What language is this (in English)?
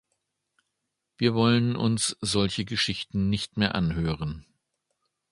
German